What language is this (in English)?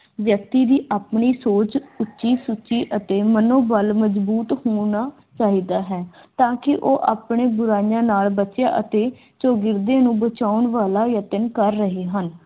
Punjabi